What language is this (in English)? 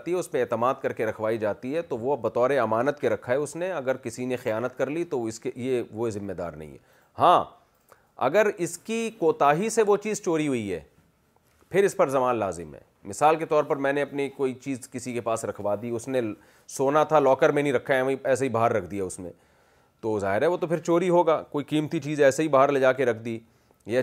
Urdu